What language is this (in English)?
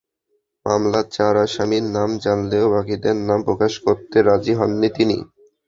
Bangla